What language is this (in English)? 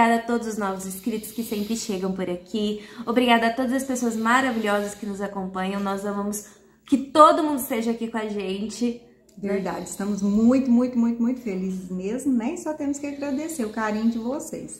Portuguese